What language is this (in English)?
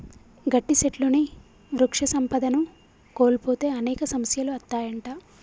Telugu